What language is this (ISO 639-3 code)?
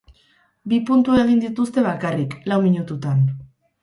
eus